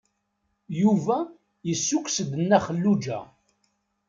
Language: Kabyle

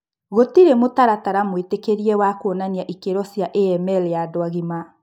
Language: Kikuyu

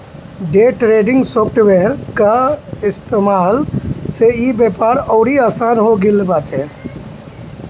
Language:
Bhojpuri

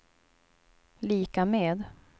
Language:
Swedish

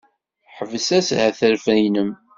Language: Kabyle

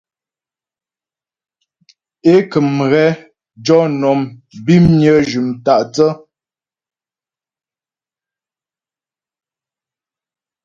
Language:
Ghomala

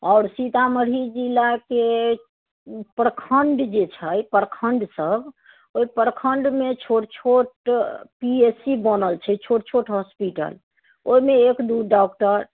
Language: Maithili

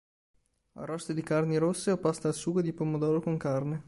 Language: Italian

